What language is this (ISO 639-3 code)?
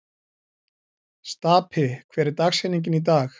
isl